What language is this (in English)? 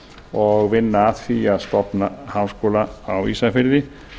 Icelandic